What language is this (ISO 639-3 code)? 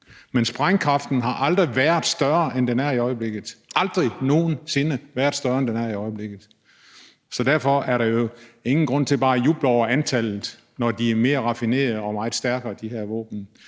dan